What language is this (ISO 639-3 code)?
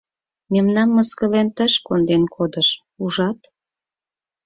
chm